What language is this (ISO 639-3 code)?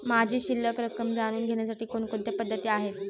mar